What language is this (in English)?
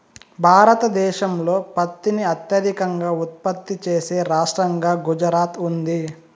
Telugu